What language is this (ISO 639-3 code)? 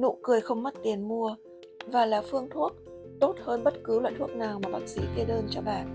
vie